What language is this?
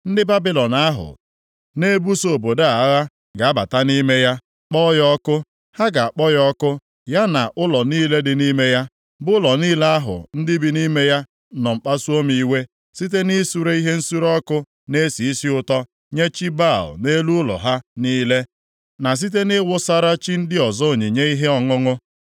Igbo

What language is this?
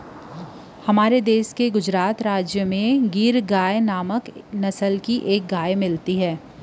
Chhattisgarhi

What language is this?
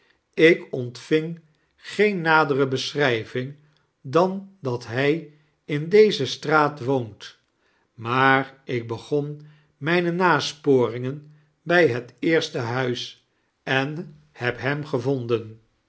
Dutch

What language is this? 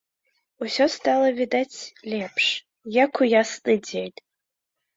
Belarusian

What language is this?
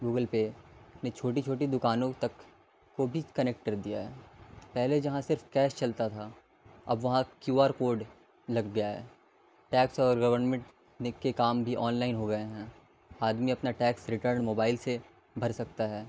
Urdu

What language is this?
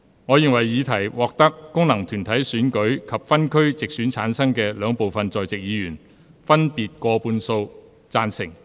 Cantonese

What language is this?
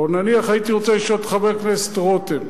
Hebrew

